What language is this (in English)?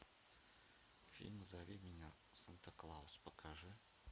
Russian